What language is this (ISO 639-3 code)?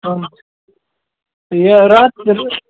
kas